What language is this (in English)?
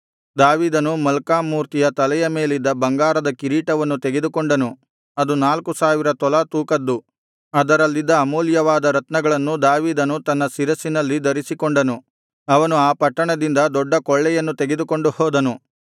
Kannada